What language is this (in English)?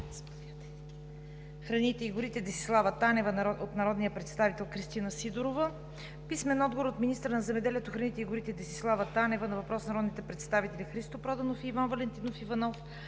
Bulgarian